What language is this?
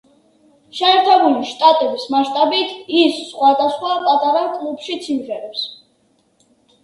Georgian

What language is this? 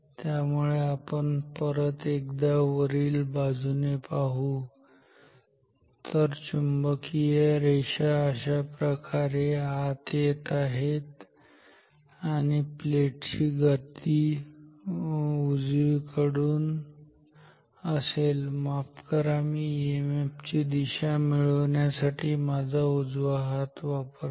Marathi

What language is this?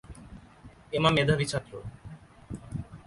Bangla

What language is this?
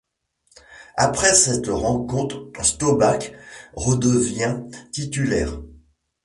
French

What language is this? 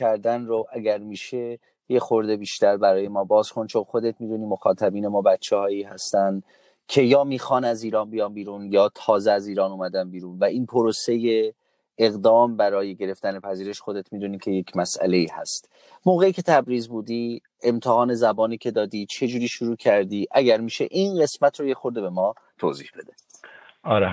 Persian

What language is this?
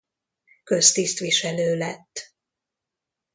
Hungarian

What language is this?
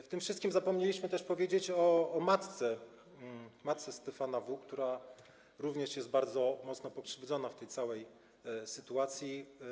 Polish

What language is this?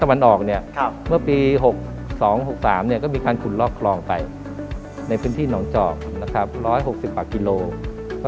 Thai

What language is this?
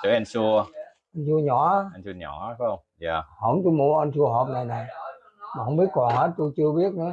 Vietnamese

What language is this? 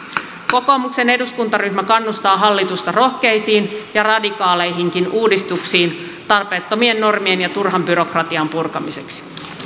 Finnish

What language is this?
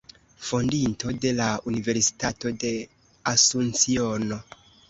Esperanto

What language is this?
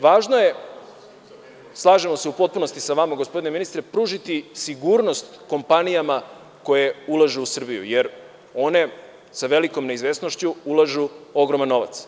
Serbian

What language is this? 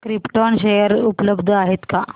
Marathi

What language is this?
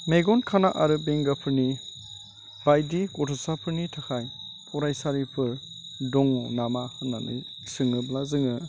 Bodo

